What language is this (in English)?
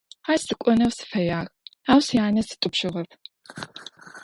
Adyghe